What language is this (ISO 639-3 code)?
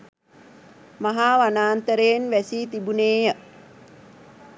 sin